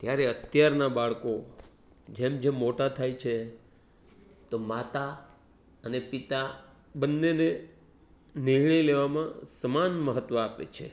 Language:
Gujarati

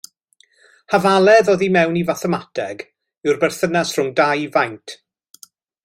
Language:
Welsh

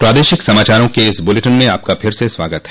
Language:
Hindi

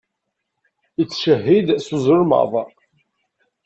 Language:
Kabyle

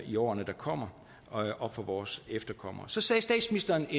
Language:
Danish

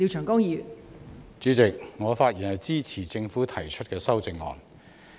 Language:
Cantonese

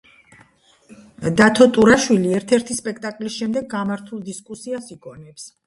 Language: Georgian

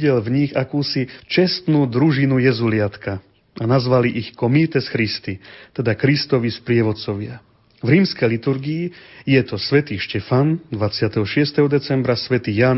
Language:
Slovak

